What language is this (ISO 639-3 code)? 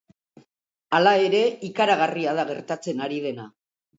eus